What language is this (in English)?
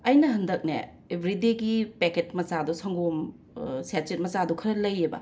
Manipuri